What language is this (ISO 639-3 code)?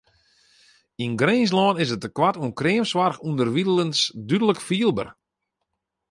fry